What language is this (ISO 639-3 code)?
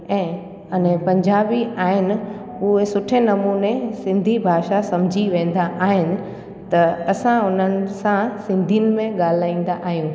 snd